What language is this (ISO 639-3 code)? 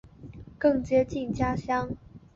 zho